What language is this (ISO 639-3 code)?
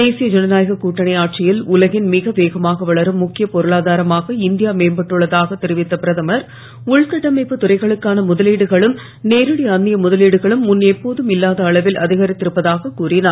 tam